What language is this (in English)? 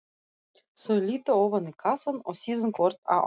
Icelandic